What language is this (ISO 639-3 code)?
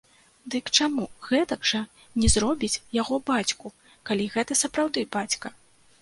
bel